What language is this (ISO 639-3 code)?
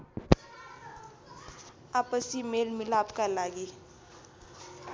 nep